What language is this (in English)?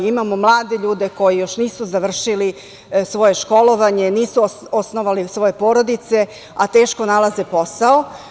Serbian